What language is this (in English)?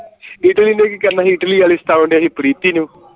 Punjabi